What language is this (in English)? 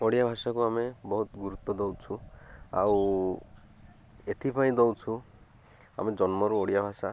Odia